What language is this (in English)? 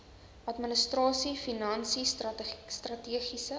Afrikaans